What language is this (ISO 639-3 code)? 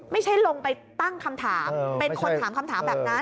tha